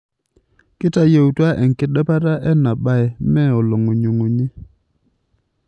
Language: Masai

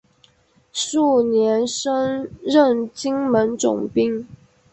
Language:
Chinese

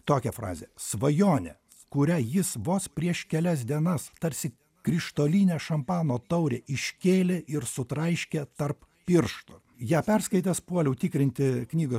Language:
Lithuanian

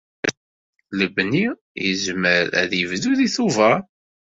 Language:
Kabyle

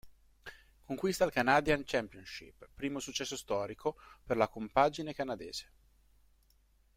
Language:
Italian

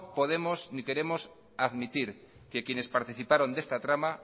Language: Spanish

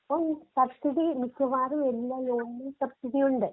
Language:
Malayalam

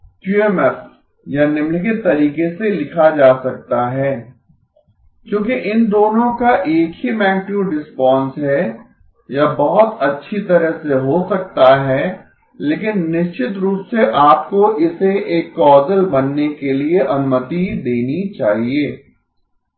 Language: Hindi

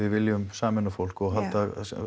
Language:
Icelandic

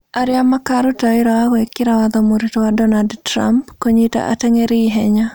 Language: Kikuyu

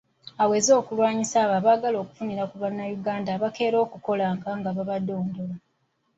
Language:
Ganda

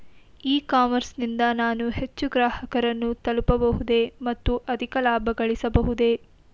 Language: Kannada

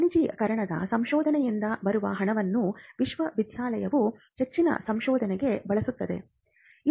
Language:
Kannada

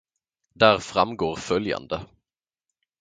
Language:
Swedish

